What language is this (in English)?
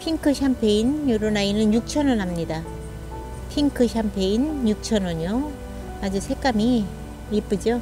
Korean